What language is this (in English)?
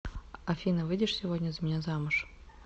Russian